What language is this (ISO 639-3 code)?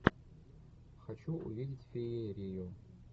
rus